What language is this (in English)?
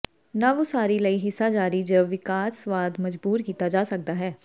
Punjabi